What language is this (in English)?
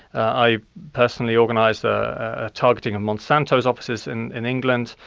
English